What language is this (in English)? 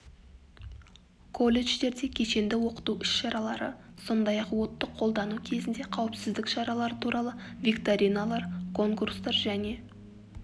Kazakh